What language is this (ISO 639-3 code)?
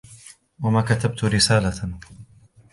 ara